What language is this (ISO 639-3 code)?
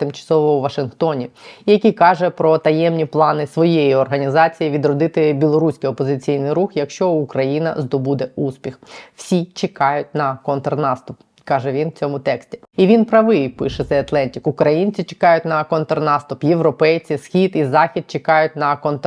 ukr